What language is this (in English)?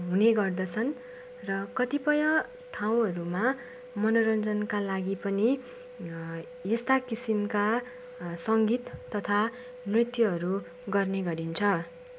Nepali